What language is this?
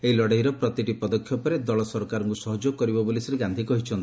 Odia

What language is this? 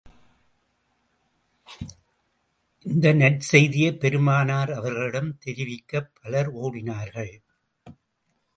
Tamil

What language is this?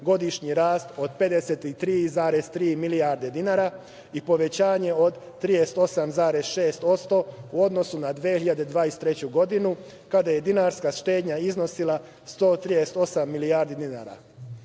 Serbian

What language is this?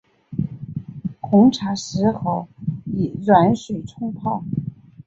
Chinese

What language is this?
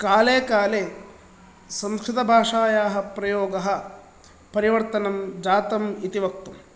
Sanskrit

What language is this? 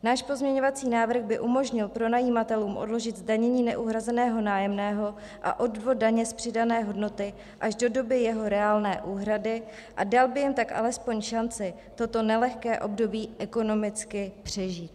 Czech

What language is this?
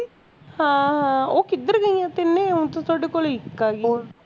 Punjabi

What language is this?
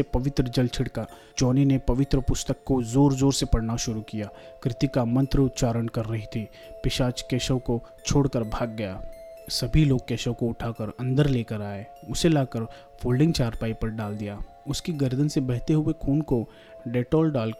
Hindi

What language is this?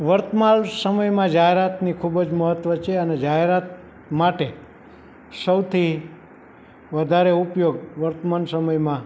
Gujarati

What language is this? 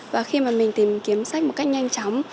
Vietnamese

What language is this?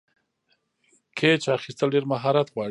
Pashto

